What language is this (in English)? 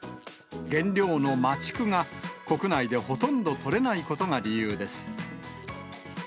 Japanese